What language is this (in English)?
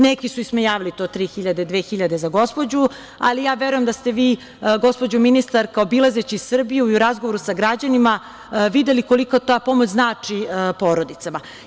Serbian